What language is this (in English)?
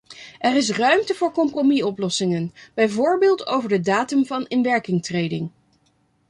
Dutch